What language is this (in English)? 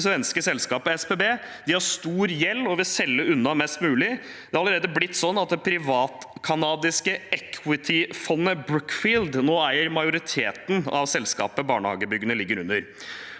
Norwegian